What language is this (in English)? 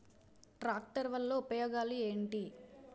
Telugu